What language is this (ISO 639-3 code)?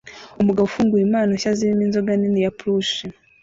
kin